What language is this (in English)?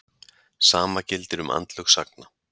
Icelandic